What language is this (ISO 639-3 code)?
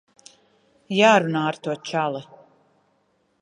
lav